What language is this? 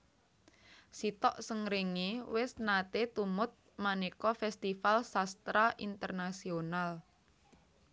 Javanese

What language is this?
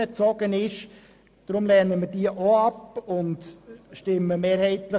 Swiss German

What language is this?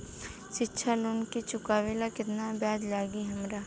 Bhojpuri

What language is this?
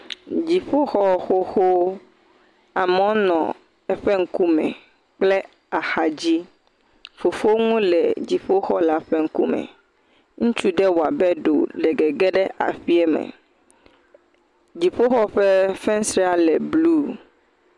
Ewe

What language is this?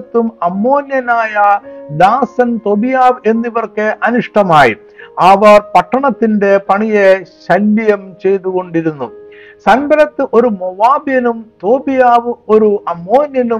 Malayalam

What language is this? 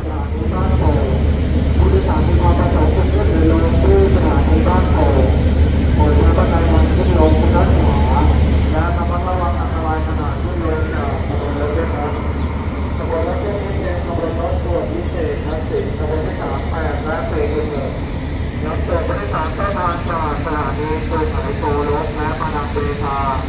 Thai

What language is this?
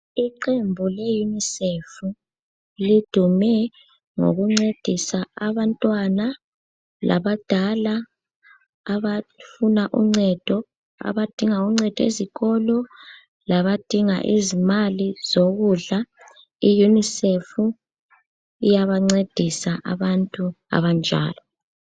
North Ndebele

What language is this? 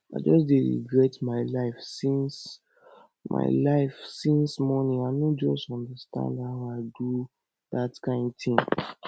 Nigerian Pidgin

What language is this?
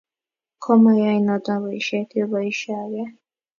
Kalenjin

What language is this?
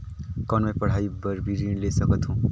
Chhattisgarhi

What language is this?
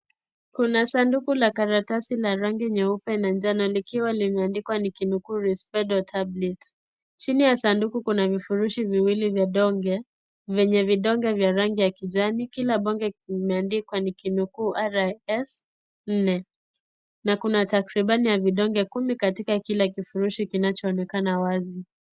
Swahili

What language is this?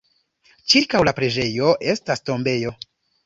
Esperanto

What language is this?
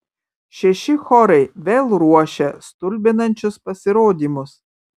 Lithuanian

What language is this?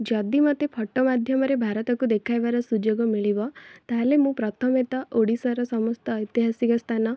Odia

